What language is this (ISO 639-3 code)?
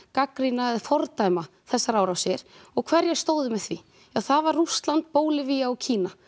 isl